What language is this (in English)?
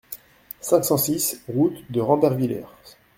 French